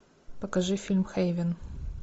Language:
Russian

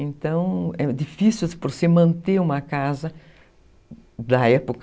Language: Portuguese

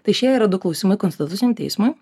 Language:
Lithuanian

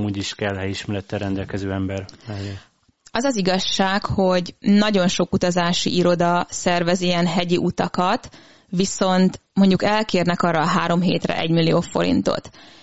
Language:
Hungarian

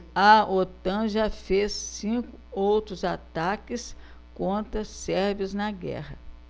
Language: Portuguese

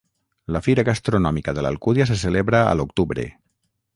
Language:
Catalan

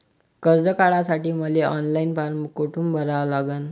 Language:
Marathi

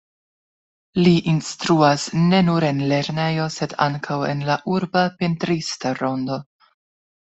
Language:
Esperanto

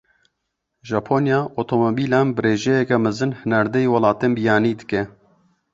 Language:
Kurdish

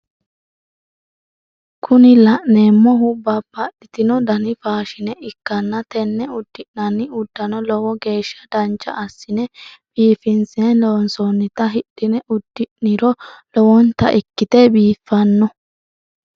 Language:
Sidamo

